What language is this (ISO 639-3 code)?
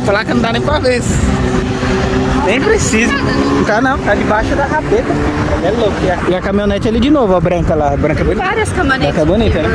por